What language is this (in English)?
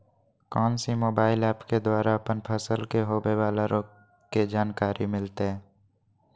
Magahi